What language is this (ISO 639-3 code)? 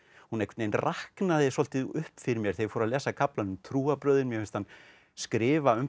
isl